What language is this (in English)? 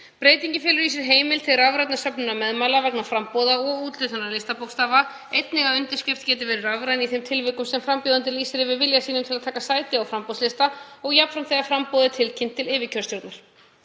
Icelandic